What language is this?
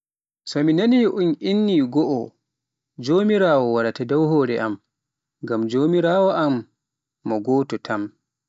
Pular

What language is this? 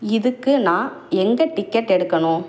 Tamil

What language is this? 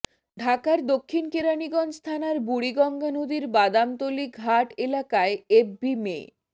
Bangla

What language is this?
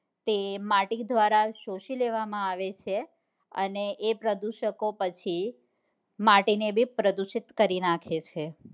Gujarati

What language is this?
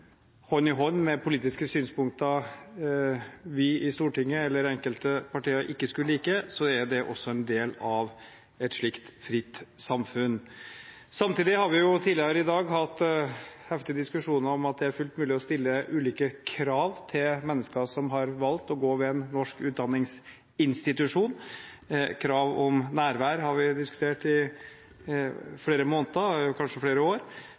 Norwegian Bokmål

